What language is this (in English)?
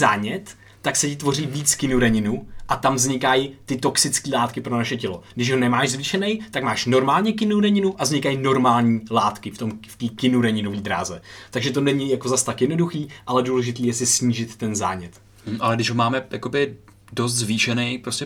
Czech